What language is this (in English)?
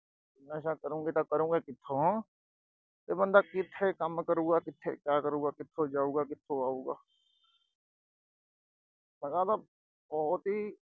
Punjabi